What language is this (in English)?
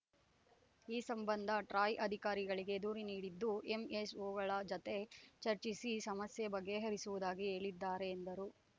Kannada